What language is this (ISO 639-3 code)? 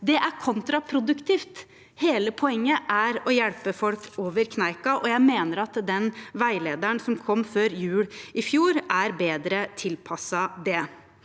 nor